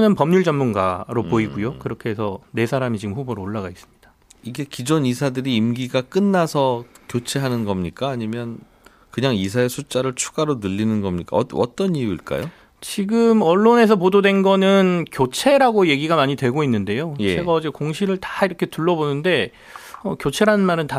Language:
Korean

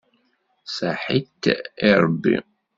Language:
Kabyle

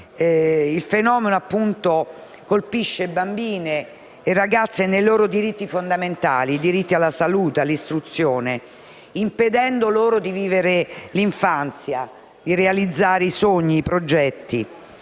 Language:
Italian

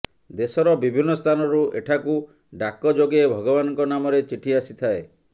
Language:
Odia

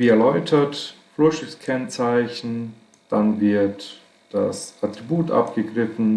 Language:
German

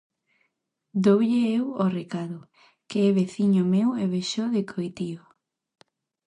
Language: Galician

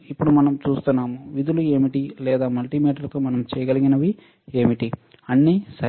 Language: Telugu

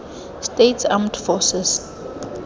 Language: Tswana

